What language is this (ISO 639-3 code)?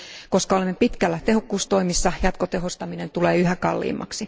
fin